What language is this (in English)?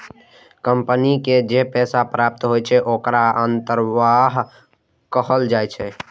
Maithili